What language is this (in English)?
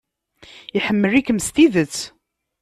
Kabyle